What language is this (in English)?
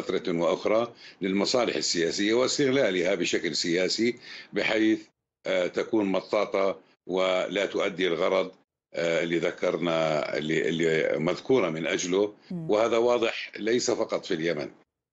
Arabic